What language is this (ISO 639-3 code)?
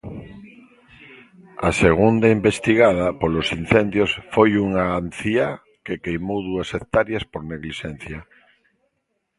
glg